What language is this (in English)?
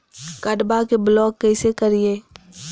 Magahi